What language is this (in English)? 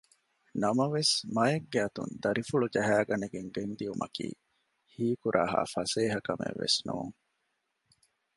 Divehi